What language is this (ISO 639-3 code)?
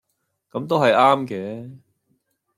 yue